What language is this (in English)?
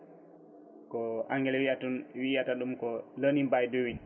Fula